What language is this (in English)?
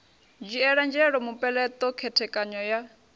Venda